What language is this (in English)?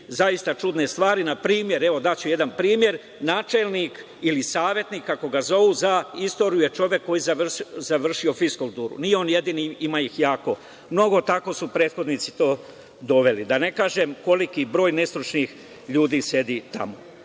Serbian